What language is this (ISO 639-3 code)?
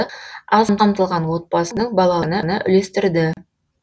kaz